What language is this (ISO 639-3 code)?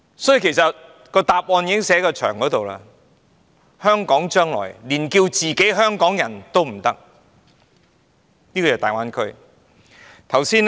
yue